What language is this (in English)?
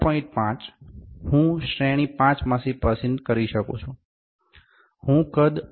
Gujarati